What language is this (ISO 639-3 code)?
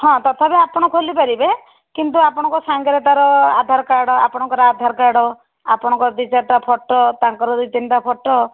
ori